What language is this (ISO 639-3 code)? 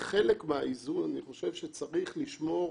heb